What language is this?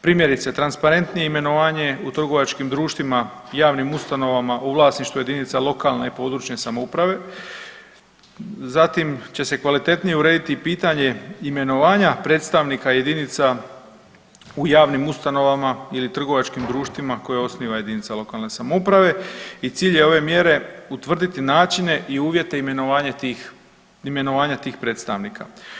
Croatian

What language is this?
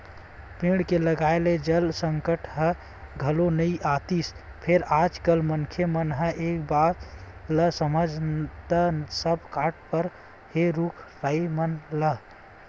Chhattisgarhi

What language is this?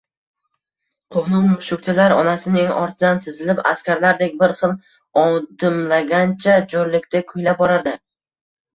Uzbek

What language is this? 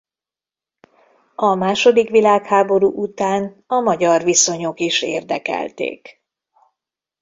Hungarian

